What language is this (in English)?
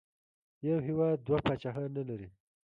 Pashto